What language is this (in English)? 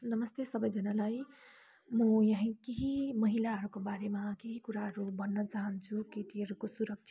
Nepali